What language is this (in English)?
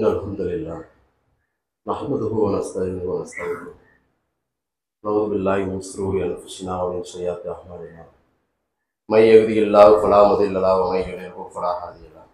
Tamil